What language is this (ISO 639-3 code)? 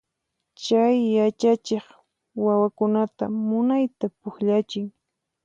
qxp